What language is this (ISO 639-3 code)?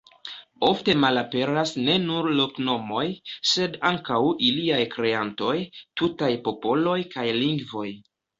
epo